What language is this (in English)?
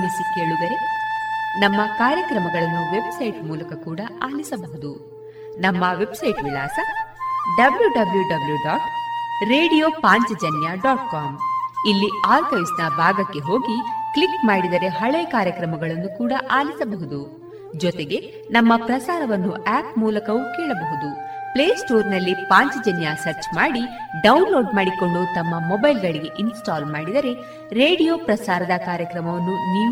Kannada